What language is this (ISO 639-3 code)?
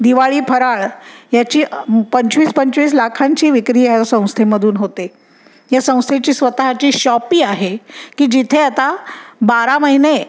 mar